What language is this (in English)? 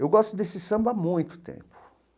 Portuguese